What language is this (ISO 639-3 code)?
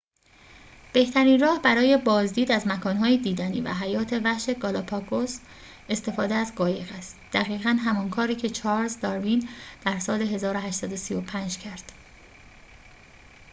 fas